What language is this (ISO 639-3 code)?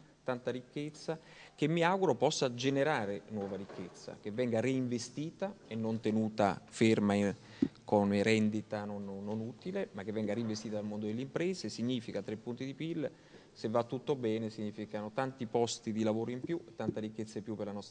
ita